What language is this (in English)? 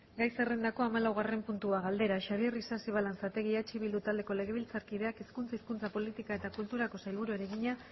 Basque